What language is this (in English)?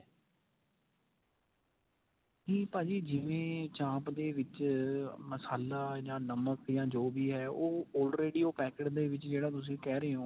Punjabi